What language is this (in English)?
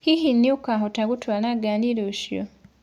Kikuyu